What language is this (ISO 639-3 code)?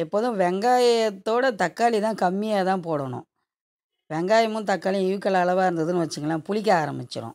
tam